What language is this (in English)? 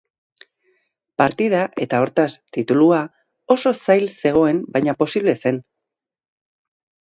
Basque